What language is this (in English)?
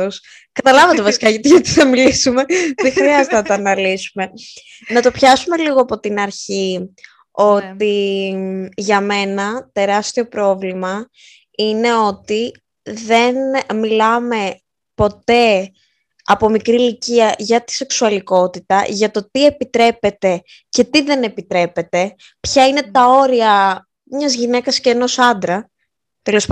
Greek